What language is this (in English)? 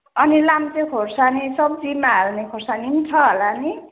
Nepali